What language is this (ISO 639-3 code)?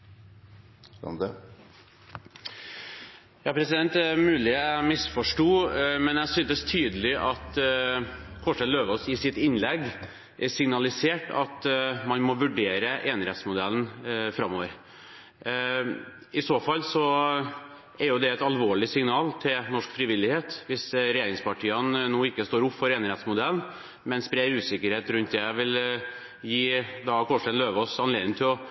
nob